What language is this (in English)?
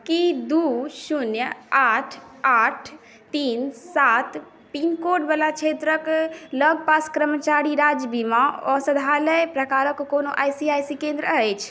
Maithili